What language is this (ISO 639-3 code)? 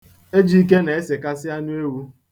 ibo